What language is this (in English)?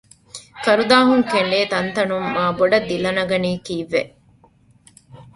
Divehi